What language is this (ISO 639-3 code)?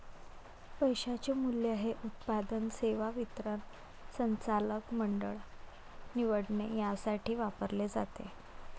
mar